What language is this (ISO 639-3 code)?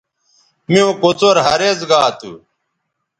btv